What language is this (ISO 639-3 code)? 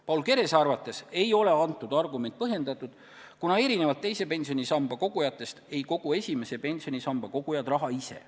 est